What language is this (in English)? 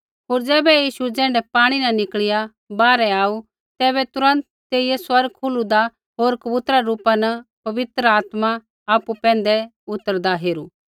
Kullu Pahari